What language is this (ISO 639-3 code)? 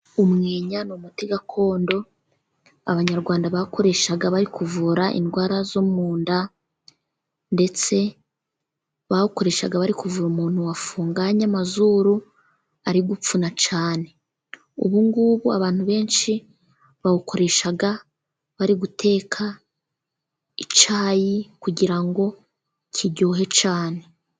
kin